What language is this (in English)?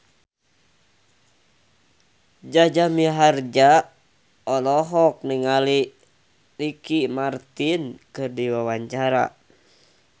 Sundanese